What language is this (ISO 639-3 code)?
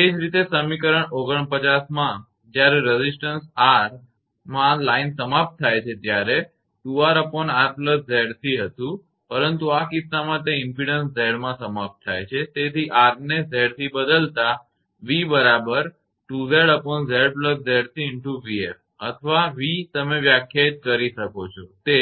guj